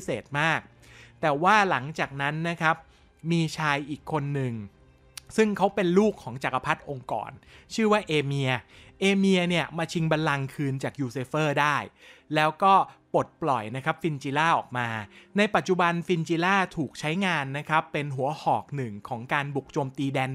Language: Thai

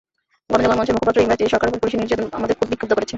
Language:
Bangla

